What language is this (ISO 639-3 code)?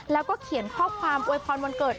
tha